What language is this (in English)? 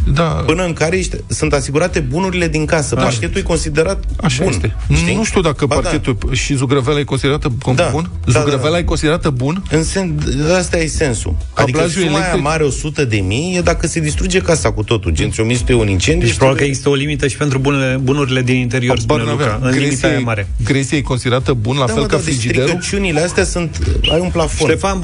Romanian